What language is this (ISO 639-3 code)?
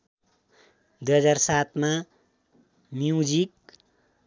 nep